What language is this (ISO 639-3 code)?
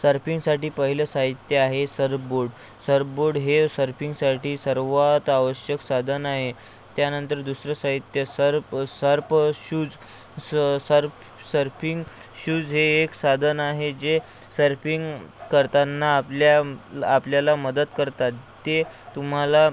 mar